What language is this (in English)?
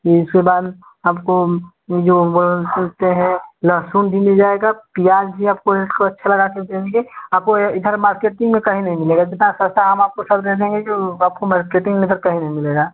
Hindi